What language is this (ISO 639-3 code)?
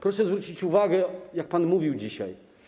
pol